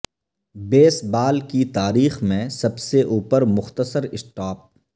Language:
Urdu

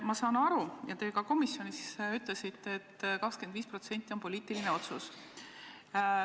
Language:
Estonian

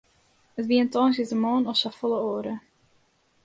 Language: Western Frisian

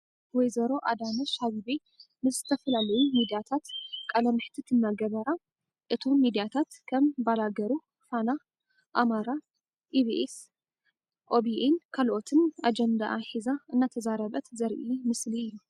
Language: Tigrinya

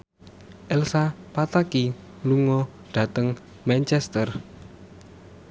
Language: Javanese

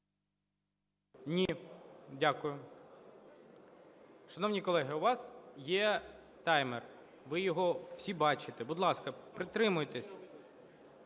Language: Ukrainian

